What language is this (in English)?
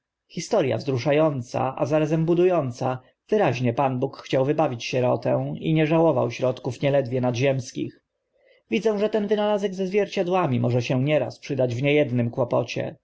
Polish